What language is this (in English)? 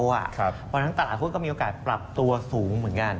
Thai